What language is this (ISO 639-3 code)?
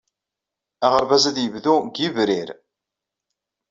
kab